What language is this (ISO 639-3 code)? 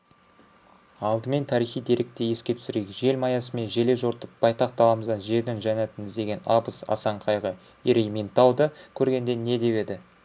kaz